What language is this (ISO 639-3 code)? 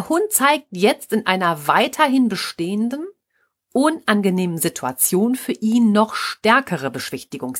deu